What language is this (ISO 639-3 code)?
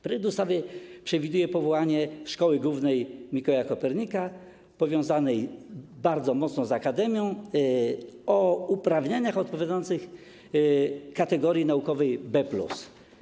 pol